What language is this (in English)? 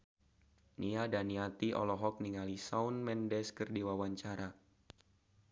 Sundanese